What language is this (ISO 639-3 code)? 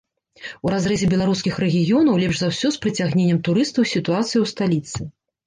bel